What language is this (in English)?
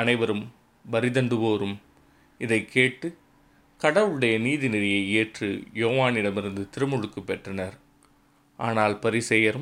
Tamil